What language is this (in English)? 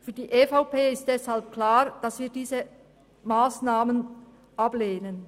Swiss German